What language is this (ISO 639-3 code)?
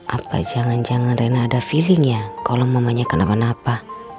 ind